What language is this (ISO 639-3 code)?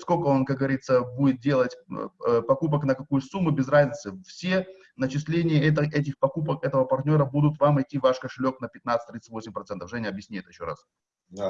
rus